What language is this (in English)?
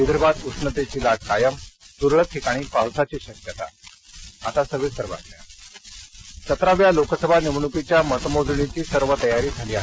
Marathi